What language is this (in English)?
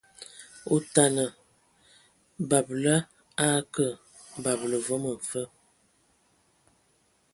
Ewondo